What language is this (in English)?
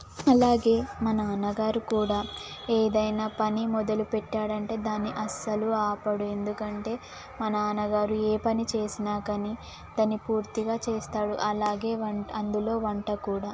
Telugu